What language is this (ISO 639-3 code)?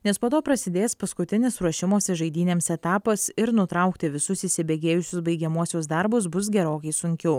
lit